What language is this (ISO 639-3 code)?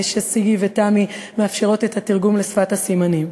heb